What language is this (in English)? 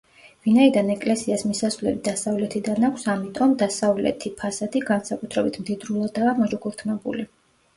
Georgian